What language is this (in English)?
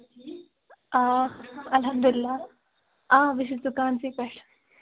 Kashmiri